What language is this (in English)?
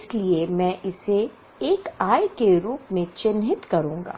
Hindi